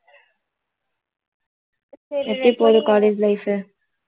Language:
Tamil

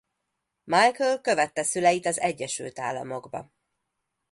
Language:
Hungarian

